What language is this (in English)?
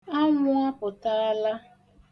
Igbo